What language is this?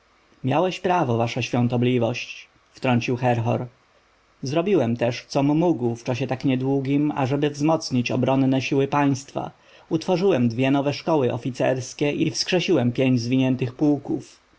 Polish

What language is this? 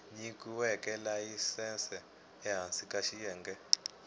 Tsonga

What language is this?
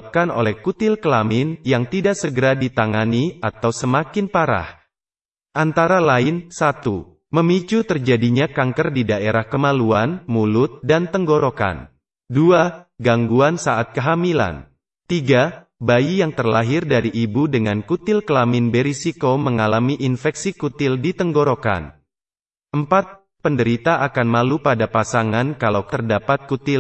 Indonesian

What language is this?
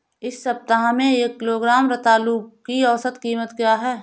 Hindi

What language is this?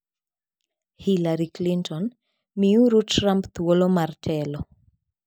Luo (Kenya and Tanzania)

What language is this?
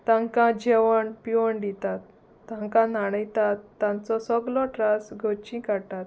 Konkani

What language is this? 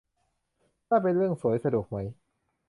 Thai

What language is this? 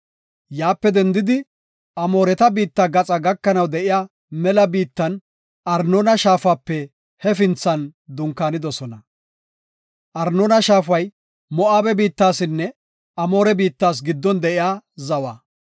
Gofa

